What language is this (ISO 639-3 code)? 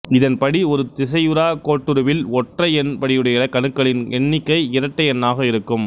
tam